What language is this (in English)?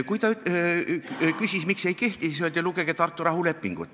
Estonian